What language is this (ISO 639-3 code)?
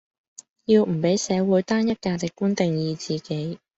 yue